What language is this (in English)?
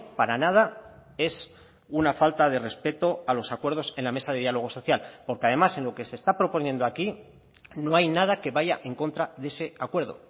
Spanish